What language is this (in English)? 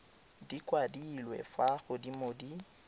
Tswana